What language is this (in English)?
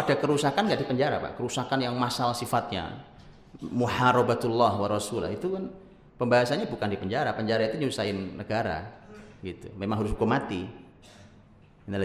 Indonesian